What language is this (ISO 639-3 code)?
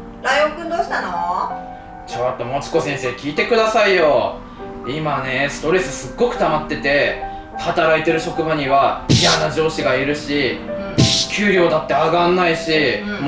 jpn